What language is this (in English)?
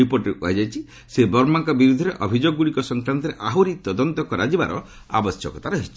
Odia